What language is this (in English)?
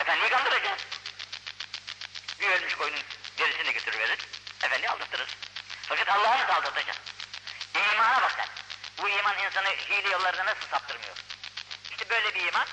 Turkish